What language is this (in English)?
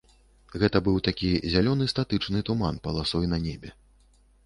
Belarusian